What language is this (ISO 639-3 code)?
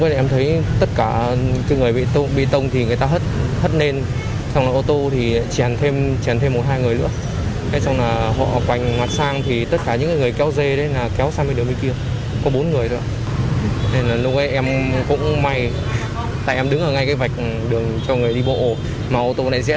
vie